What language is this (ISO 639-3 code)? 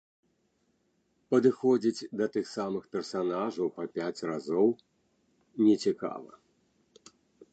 bel